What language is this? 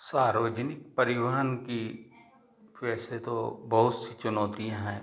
Hindi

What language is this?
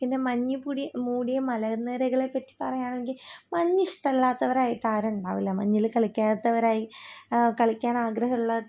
Malayalam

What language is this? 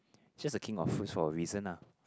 English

